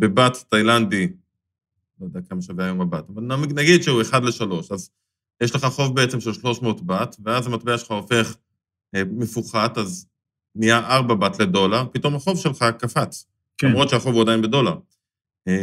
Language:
Hebrew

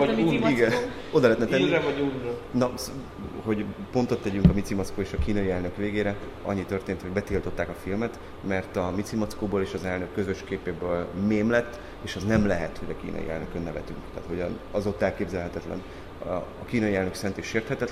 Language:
Hungarian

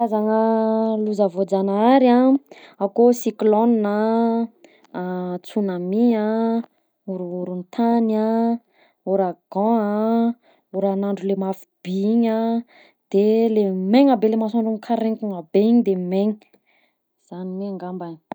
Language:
Southern Betsimisaraka Malagasy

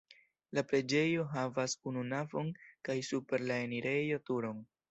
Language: Esperanto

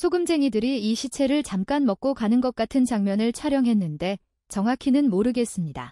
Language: Korean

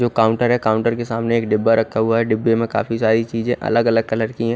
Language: Hindi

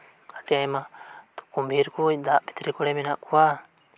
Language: Santali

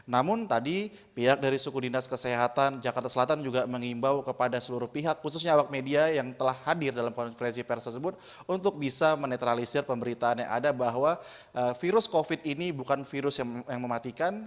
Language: Indonesian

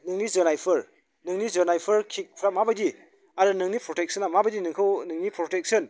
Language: Bodo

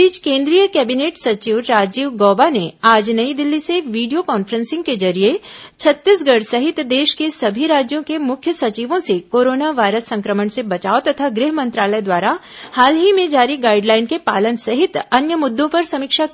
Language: Hindi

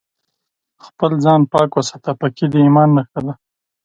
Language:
Pashto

